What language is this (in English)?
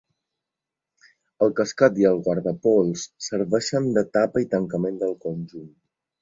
Catalan